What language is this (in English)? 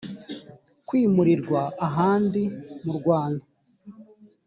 Kinyarwanda